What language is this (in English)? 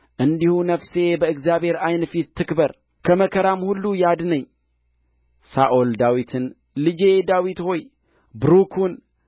Amharic